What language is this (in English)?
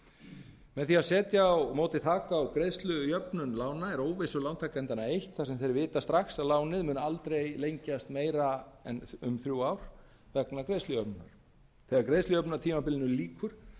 Icelandic